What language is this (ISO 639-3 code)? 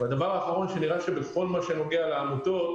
heb